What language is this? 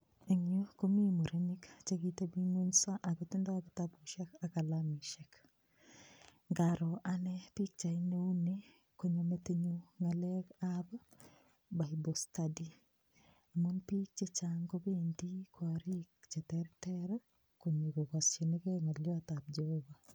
Kalenjin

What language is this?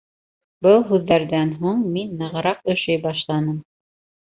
Bashkir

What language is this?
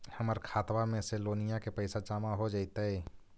Magahi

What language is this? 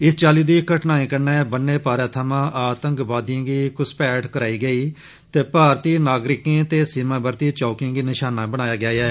Dogri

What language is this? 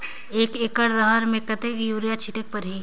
Chhattisgarhi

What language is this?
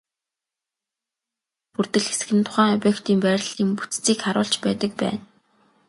Mongolian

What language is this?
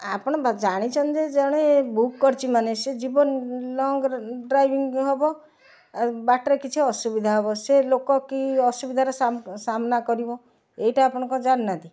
Odia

